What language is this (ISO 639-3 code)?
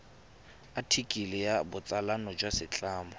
tsn